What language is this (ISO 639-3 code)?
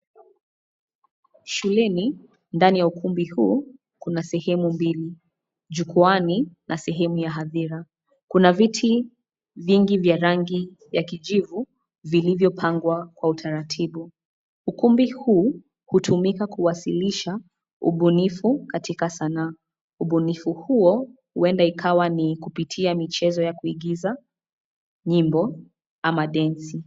swa